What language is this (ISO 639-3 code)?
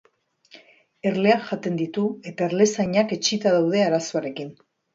eus